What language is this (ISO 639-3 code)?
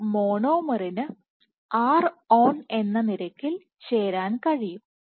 mal